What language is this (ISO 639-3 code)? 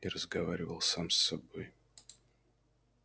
rus